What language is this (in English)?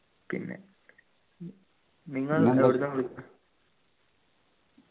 Malayalam